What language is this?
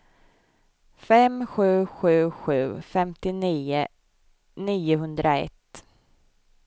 Swedish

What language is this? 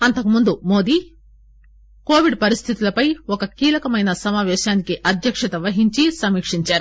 Telugu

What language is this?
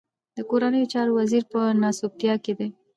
Pashto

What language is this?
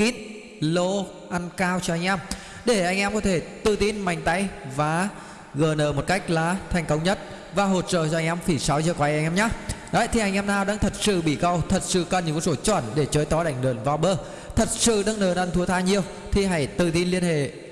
Vietnamese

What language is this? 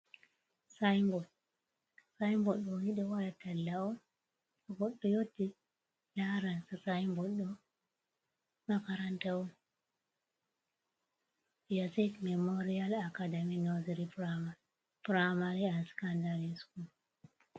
Fula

